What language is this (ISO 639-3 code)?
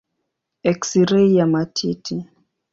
swa